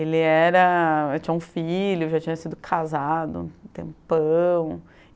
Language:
Portuguese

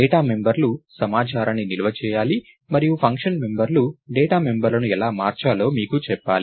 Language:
Telugu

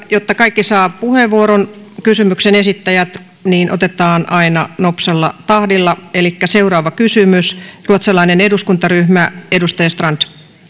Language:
Finnish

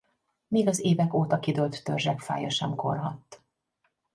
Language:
Hungarian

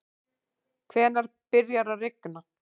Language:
Icelandic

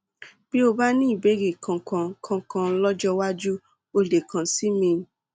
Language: Yoruba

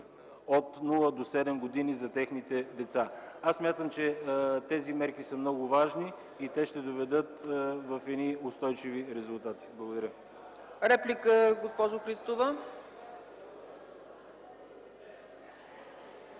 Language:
Bulgarian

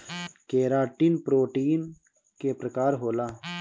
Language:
Bhojpuri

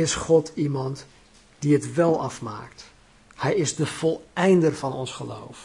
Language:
Dutch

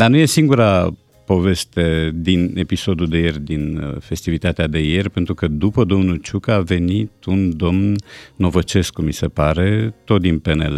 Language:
Romanian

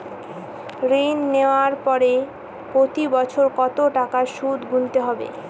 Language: Bangla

